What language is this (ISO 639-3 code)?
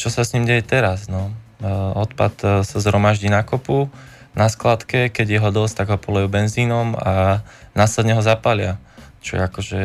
slk